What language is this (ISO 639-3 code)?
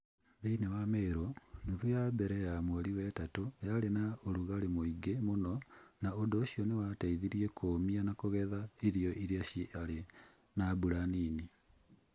kik